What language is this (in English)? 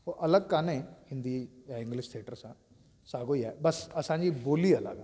Sindhi